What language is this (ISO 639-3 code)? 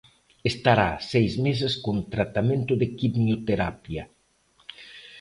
glg